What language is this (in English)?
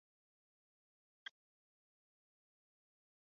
Chinese